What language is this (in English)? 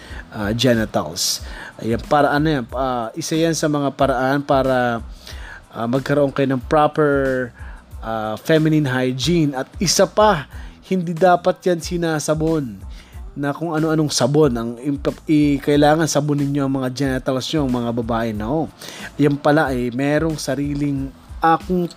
Filipino